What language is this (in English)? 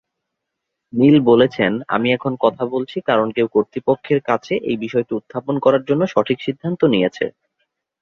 Bangla